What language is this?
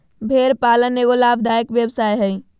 Magahi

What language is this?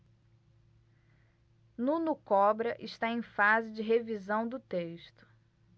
Portuguese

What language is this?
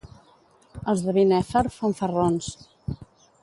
Catalan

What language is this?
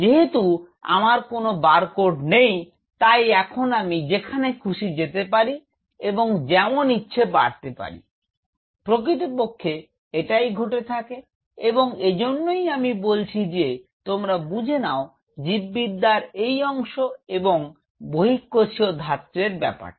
Bangla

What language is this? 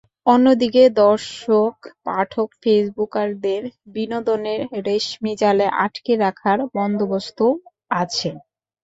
Bangla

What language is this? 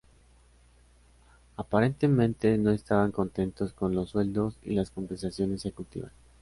Spanish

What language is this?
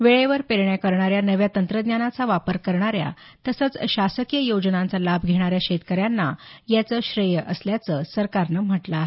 Marathi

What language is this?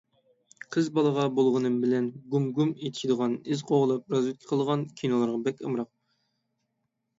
Uyghur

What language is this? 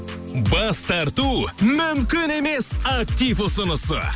Kazakh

